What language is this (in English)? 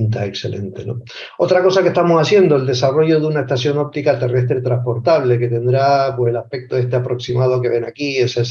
Spanish